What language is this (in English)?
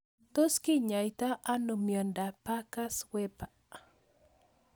Kalenjin